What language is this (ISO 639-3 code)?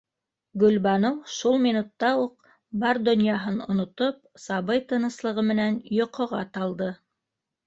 bak